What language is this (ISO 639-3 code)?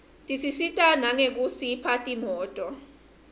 ssw